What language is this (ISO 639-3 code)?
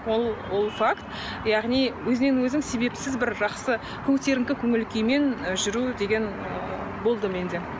kaz